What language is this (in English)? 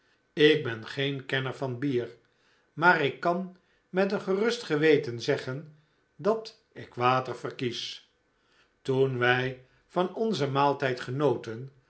Dutch